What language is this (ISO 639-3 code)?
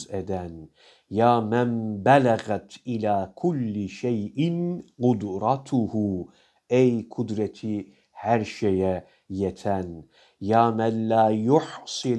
tur